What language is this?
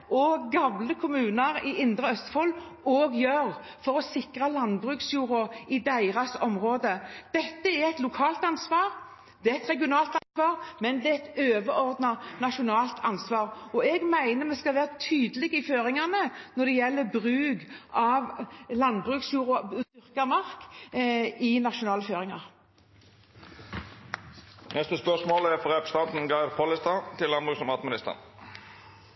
Norwegian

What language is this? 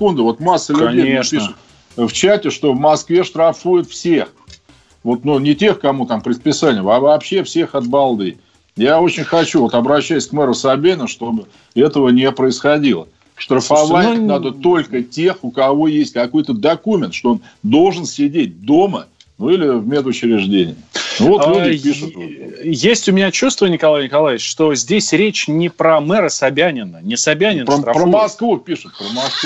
Russian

